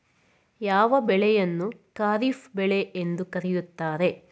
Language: Kannada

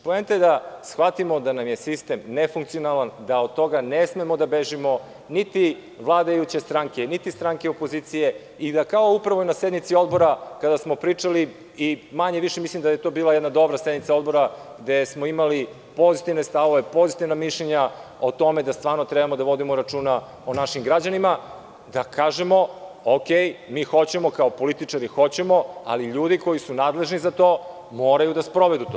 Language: Serbian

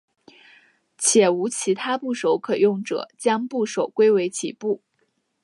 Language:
Chinese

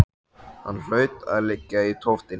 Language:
Icelandic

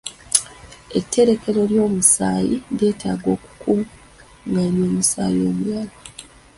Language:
Ganda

